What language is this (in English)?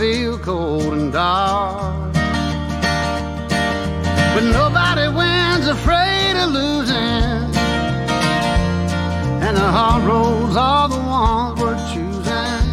Swedish